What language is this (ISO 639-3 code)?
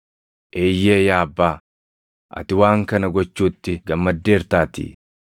orm